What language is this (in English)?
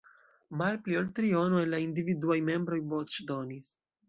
Esperanto